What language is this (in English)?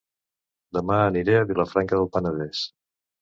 Catalan